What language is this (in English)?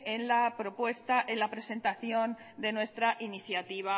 Spanish